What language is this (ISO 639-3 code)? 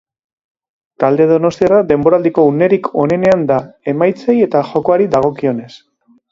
eus